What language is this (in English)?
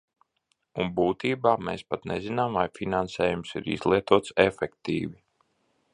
Latvian